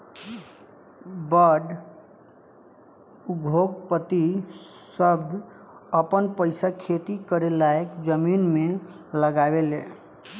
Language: Bhojpuri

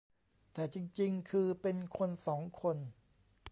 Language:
Thai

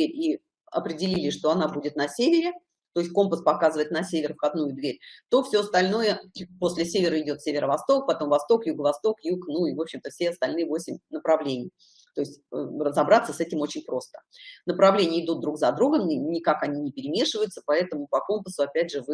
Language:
Russian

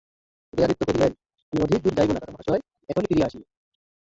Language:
Bangla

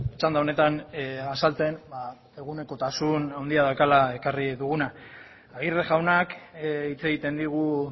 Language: Basque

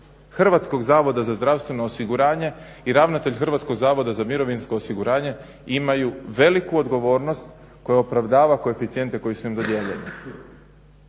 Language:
Croatian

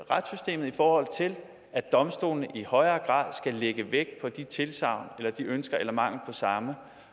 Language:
Danish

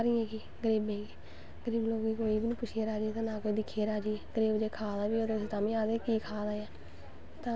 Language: Dogri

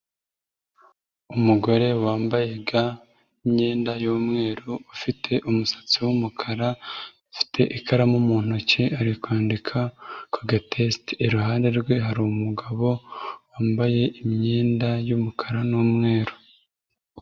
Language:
Kinyarwanda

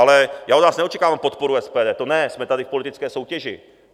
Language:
Czech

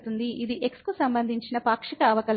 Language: Telugu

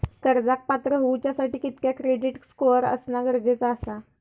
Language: Marathi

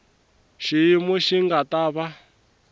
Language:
Tsonga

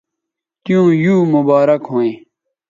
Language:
Bateri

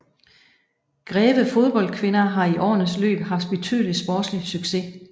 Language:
Danish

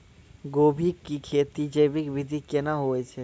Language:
Maithili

